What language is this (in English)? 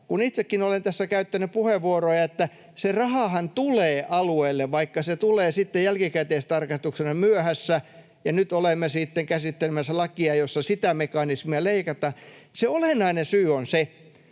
Finnish